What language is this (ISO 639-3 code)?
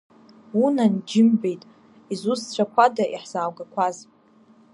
abk